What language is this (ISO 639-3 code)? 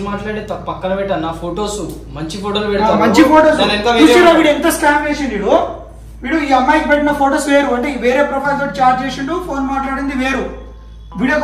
tel